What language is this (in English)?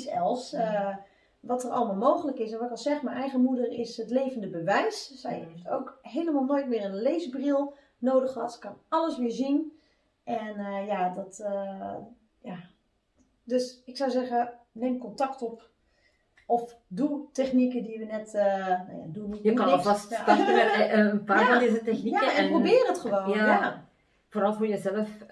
Dutch